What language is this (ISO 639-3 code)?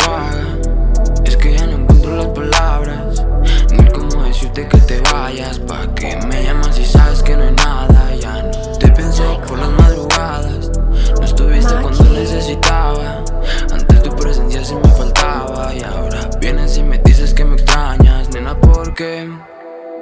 ita